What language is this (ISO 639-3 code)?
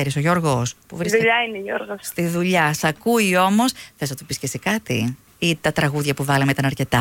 ell